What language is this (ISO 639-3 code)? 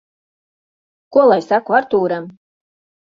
lav